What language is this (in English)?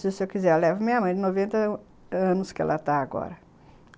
Portuguese